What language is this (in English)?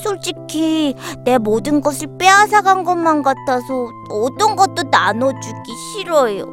Korean